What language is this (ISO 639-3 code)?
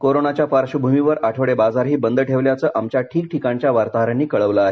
mar